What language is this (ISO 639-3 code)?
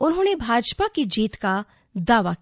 hin